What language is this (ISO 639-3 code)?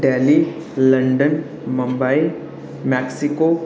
doi